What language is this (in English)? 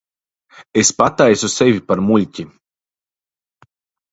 Latvian